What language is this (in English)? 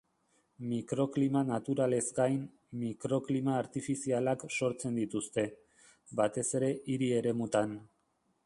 Basque